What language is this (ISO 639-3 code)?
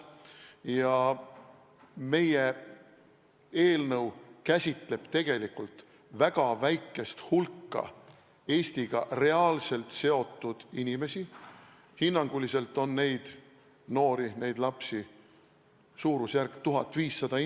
est